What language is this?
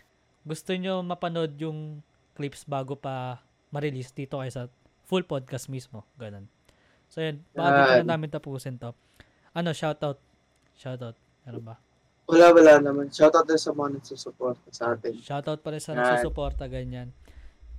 Filipino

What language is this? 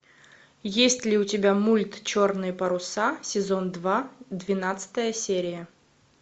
Russian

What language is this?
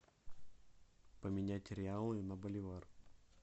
Russian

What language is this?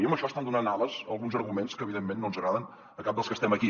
Catalan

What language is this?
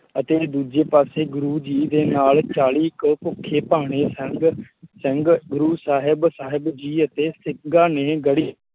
Punjabi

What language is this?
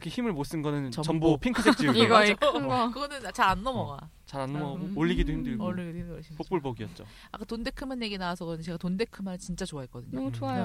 Korean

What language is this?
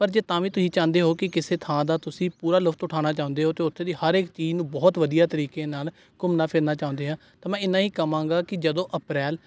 Punjabi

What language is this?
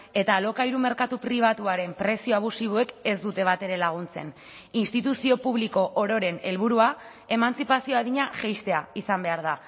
Basque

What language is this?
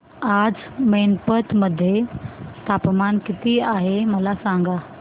Marathi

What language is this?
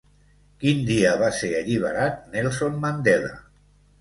Catalan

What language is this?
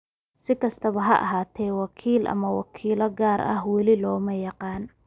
Somali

